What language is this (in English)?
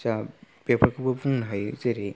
Bodo